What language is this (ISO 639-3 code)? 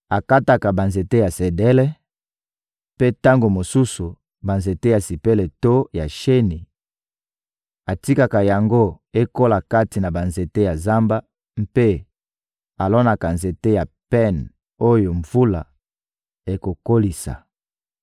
lin